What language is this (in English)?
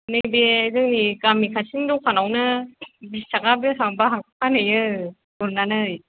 Bodo